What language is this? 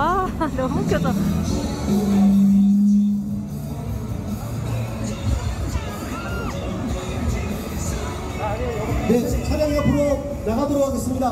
Korean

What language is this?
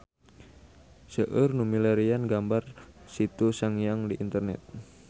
Sundanese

